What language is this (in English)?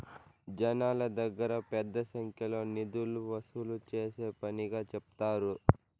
Telugu